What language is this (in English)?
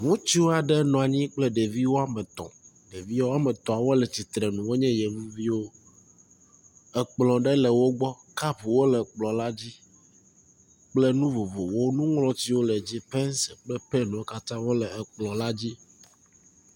Ewe